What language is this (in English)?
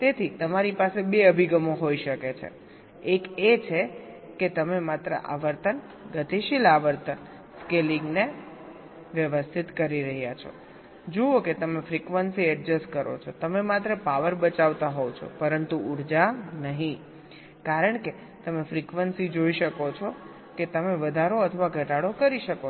Gujarati